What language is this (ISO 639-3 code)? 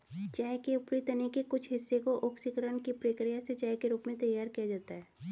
hin